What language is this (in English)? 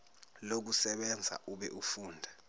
Zulu